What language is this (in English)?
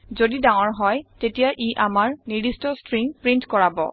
Assamese